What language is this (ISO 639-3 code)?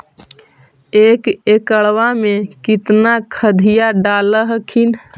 mag